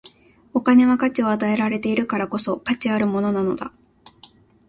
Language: Japanese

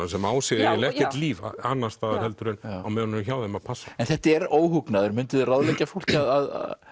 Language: Icelandic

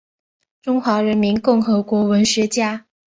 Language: Chinese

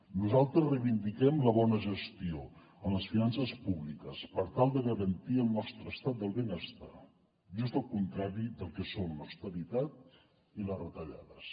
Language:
Catalan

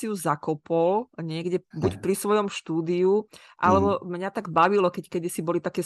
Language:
Slovak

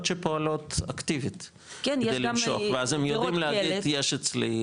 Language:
Hebrew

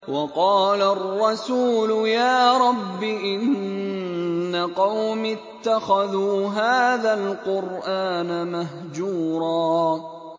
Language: Arabic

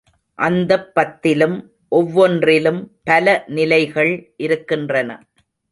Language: Tamil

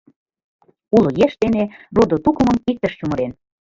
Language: Mari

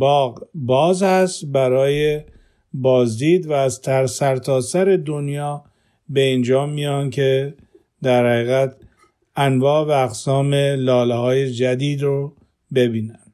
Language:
Persian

